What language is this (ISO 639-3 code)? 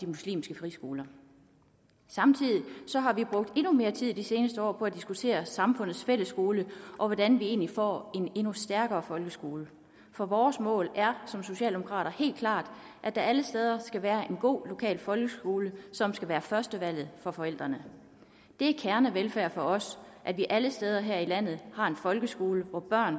dan